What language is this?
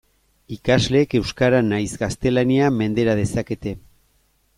Basque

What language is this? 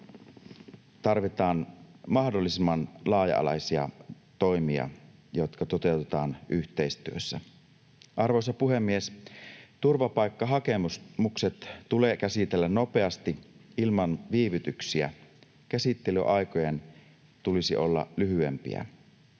Finnish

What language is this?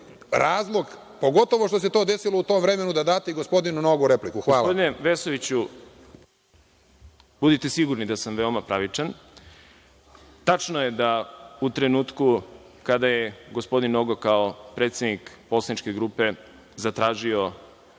Serbian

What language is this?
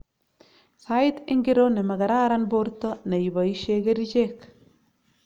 Kalenjin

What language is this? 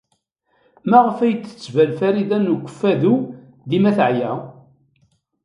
Kabyle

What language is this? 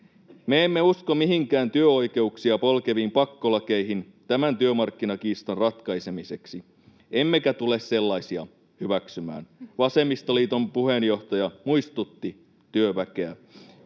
Finnish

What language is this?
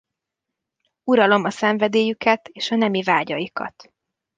Hungarian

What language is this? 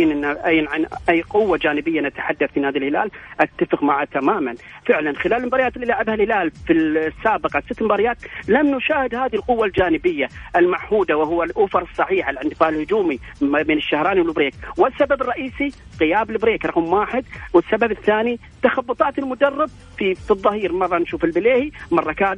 Arabic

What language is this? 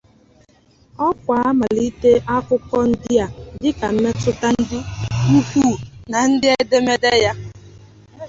Igbo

